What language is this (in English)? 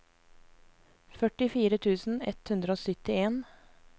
Norwegian